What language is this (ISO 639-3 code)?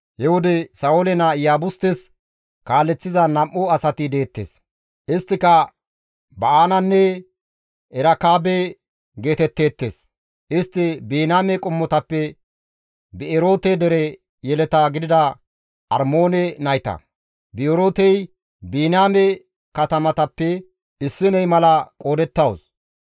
gmv